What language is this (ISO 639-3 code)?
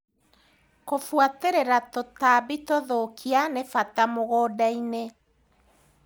kik